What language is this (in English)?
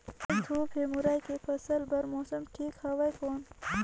Chhattisgarhi